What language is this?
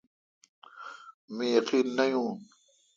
Kalkoti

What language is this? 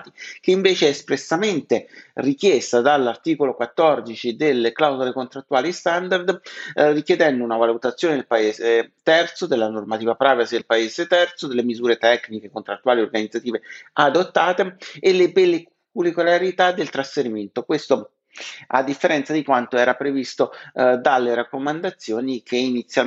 Italian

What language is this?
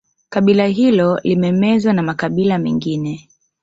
Swahili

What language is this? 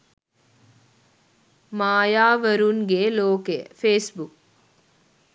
Sinhala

